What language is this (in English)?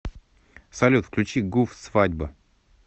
Russian